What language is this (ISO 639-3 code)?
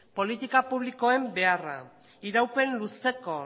eus